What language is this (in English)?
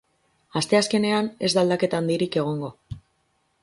Basque